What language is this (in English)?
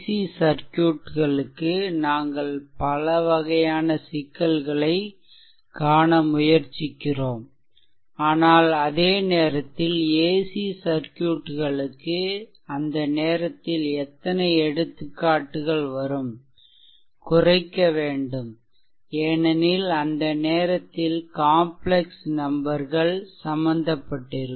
Tamil